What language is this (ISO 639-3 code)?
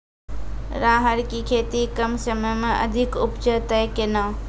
mai